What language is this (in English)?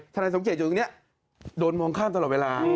Thai